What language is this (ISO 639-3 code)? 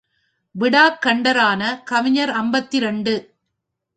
tam